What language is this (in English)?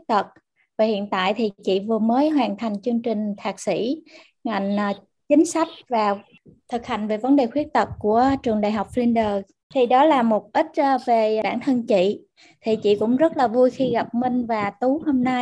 Vietnamese